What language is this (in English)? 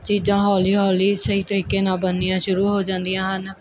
Punjabi